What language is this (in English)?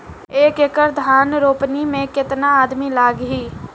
Bhojpuri